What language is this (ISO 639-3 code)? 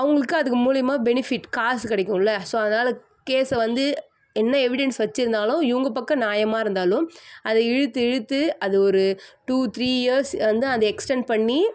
tam